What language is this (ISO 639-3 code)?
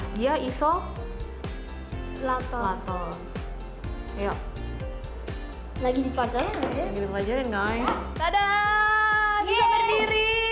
ind